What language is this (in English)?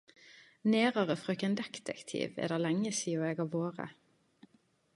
Norwegian Nynorsk